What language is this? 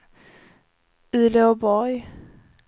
Swedish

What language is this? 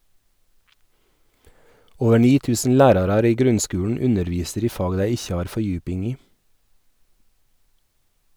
Norwegian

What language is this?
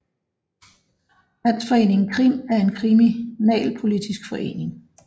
Danish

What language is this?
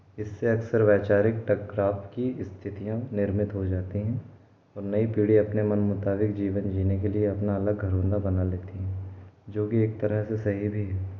Hindi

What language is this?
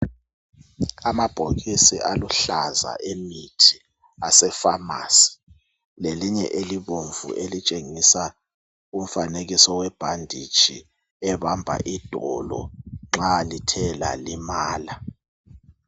North Ndebele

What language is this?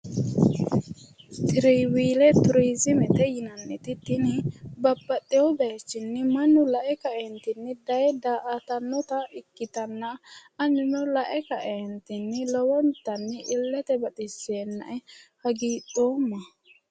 Sidamo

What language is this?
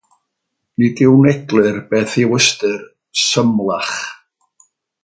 Welsh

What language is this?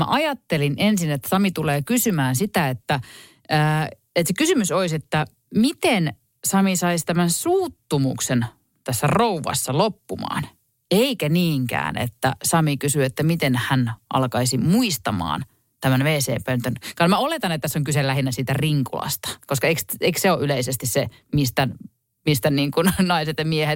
Finnish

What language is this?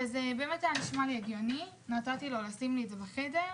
Hebrew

